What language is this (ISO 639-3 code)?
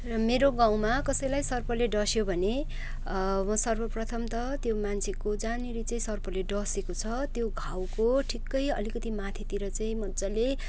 nep